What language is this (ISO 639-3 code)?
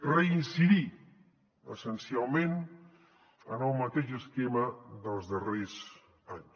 cat